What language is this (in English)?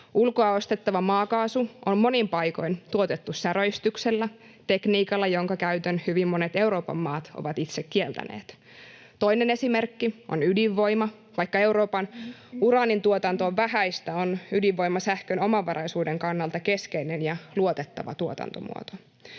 Finnish